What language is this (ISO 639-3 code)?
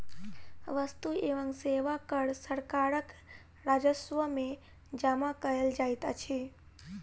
mai